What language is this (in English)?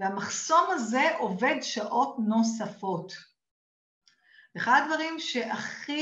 Hebrew